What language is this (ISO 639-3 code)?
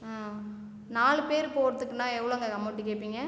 tam